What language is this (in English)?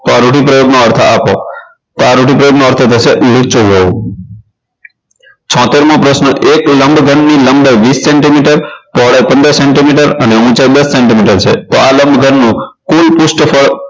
Gujarati